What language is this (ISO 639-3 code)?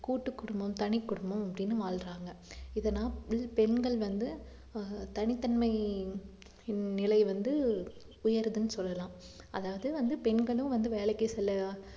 tam